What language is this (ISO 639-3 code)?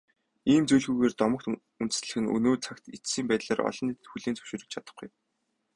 mon